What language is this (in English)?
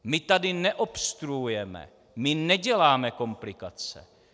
Czech